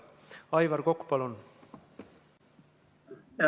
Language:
Estonian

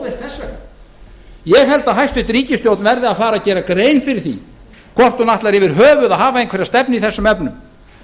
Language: Icelandic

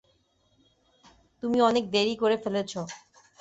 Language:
Bangla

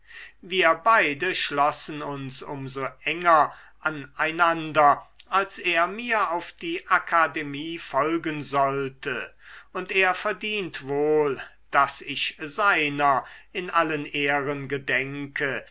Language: German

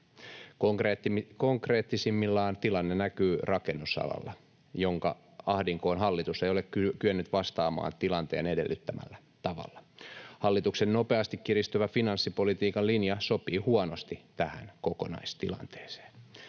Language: Finnish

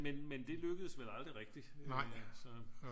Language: Danish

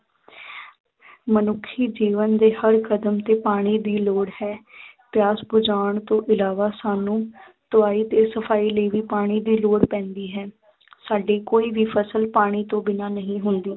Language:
Punjabi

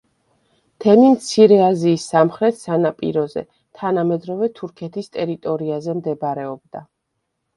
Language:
Georgian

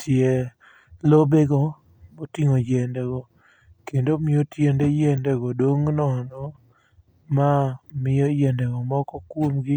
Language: Luo (Kenya and Tanzania)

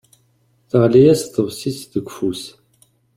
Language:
Kabyle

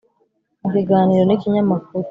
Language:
Kinyarwanda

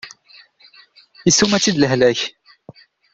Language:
Kabyle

